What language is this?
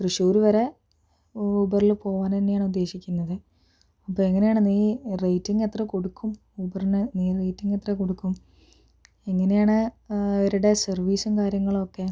Malayalam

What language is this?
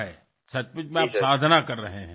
Marathi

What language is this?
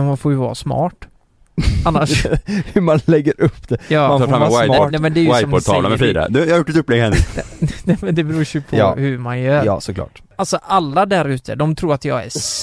Swedish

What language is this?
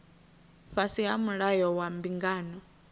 Venda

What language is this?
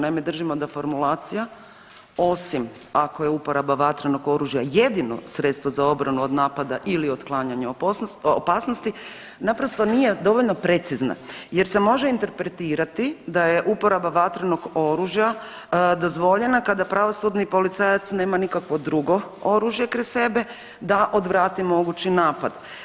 Croatian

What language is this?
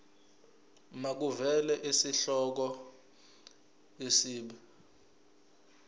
Zulu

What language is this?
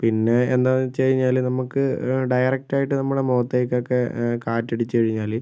Malayalam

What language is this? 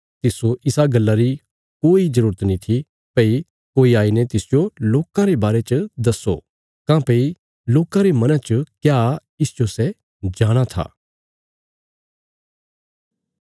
Bilaspuri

